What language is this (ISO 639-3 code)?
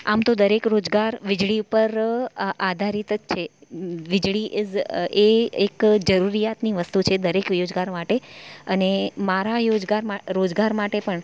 guj